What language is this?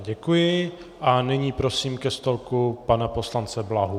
Czech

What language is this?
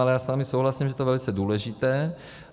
Czech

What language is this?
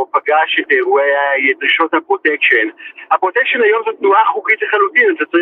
Hebrew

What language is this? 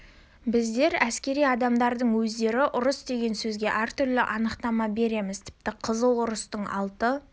Kazakh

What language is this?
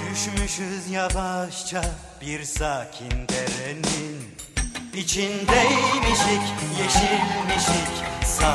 Turkish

